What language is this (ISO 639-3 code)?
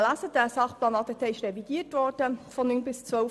gsw